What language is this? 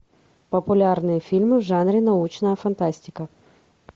Russian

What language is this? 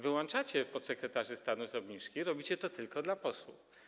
Polish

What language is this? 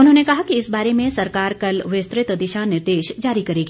Hindi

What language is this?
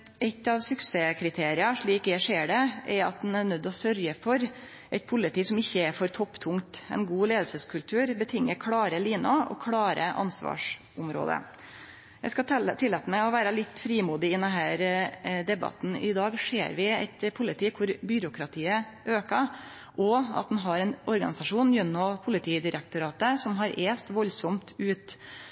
Norwegian Nynorsk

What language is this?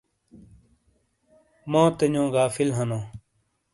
Shina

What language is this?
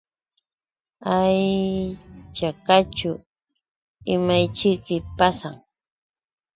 Yauyos Quechua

